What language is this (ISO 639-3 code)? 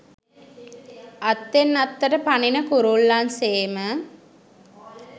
sin